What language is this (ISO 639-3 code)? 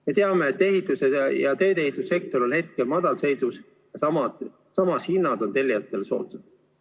est